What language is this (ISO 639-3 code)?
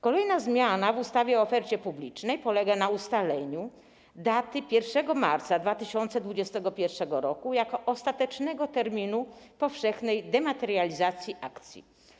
pol